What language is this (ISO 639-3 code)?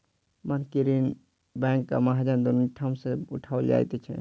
mai